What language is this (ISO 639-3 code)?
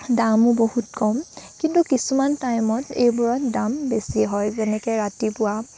asm